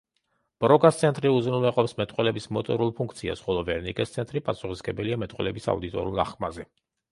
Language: Georgian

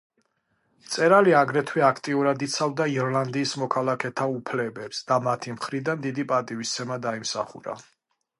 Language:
Georgian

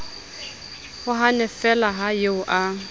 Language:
Southern Sotho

